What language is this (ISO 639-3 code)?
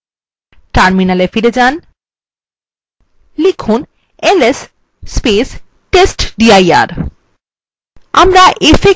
ben